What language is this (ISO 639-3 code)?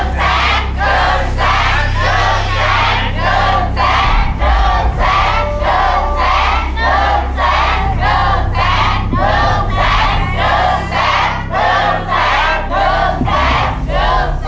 tha